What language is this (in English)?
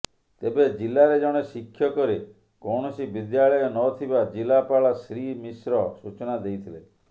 Odia